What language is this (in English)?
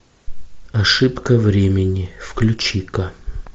Russian